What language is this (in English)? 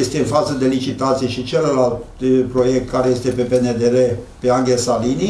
Romanian